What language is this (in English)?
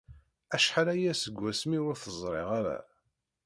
Kabyle